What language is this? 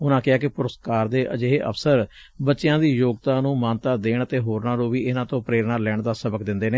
Punjabi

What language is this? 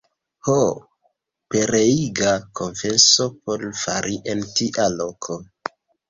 Esperanto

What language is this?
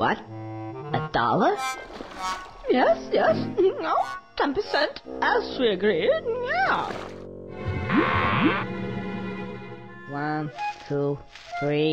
French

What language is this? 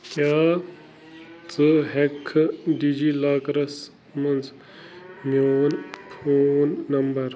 Kashmiri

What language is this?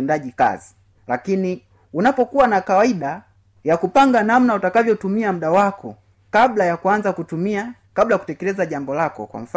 Swahili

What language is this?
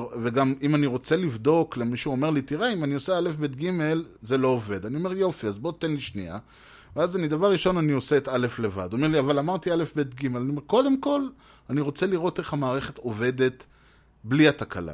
Hebrew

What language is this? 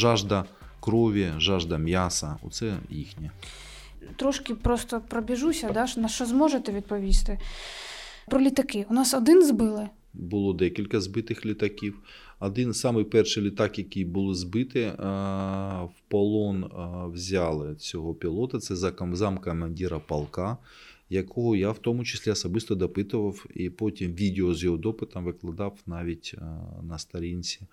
Ukrainian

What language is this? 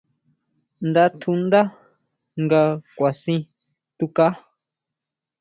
Huautla Mazatec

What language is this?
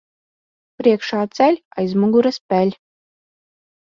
Latvian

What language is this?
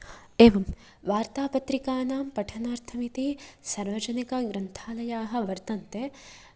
Sanskrit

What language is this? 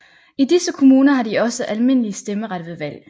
Danish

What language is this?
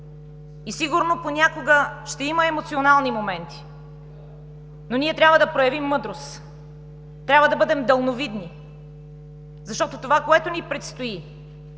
Bulgarian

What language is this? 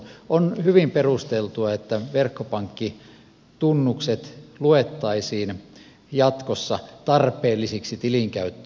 Finnish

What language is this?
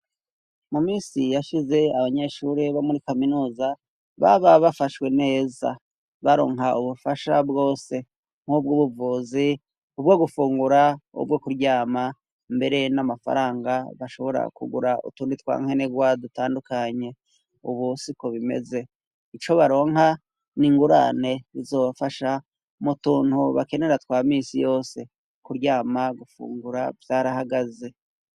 Rundi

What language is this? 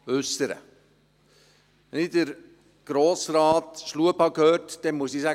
Swiss German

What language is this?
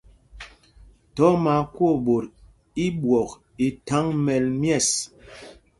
Mpumpong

